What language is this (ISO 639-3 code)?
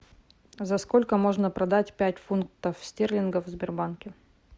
rus